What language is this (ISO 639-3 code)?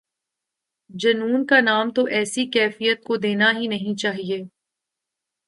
urd